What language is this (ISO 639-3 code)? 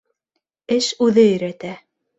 bak